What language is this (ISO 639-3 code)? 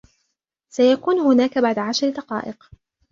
ara